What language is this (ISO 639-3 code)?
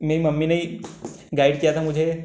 hin